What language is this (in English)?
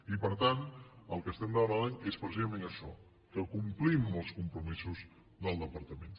Catalan